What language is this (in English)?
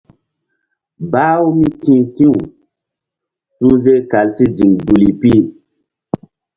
Mbum